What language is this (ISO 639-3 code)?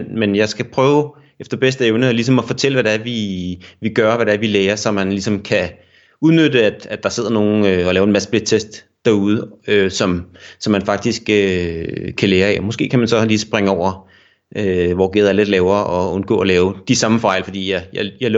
dan